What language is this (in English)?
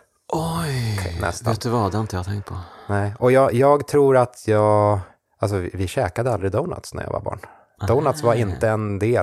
Swedish